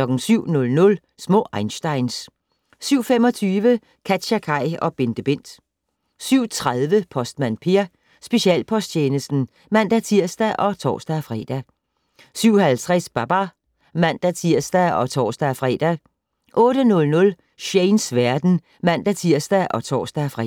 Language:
Danish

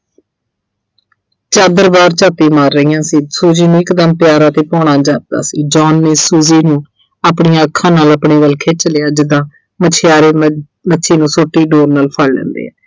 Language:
Punjabi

